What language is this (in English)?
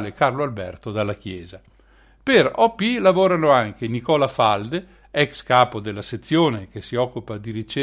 Italian